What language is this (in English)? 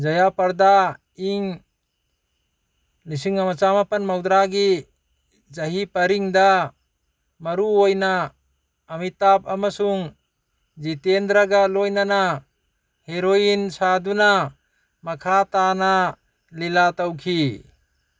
Manipuri